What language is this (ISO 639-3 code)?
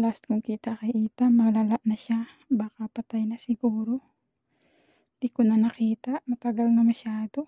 fil